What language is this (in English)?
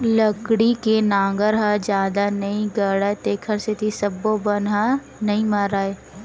Chhattisgarhi